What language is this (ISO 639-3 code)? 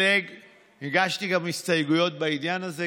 heb